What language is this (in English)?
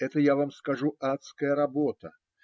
Russian